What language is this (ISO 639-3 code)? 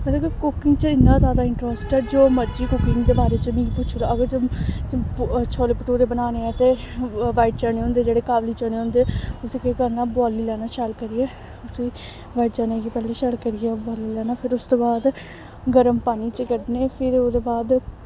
doi